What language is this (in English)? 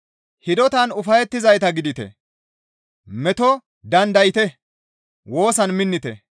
Gamo